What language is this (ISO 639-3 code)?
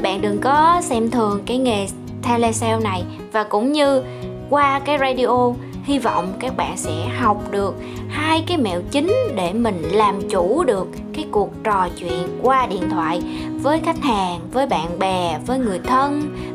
vie